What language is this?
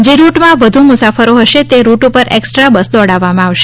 Gujarati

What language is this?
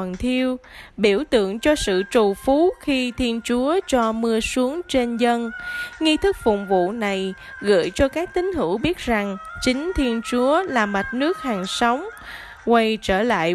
Vietnamese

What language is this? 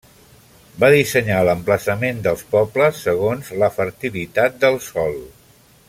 Catalan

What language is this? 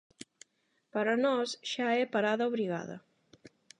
Galician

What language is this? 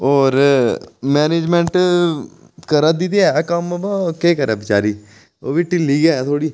Dogri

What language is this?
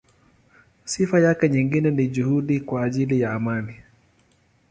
Swahili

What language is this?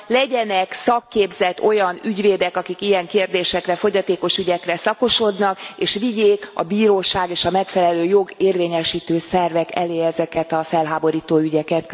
Hungarian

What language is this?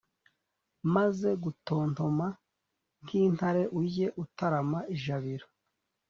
Kinyarwanda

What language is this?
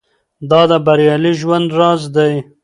Pashto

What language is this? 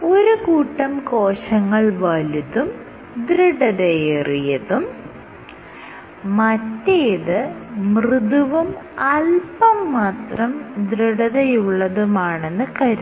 Malayalam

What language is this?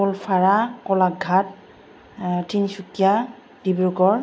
Bodo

